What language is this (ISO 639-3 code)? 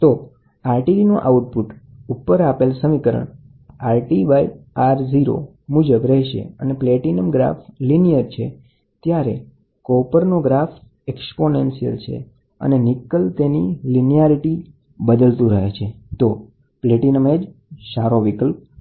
guj